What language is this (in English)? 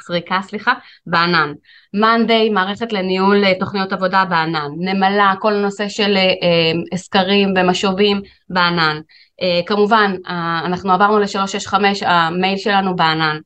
Hebrew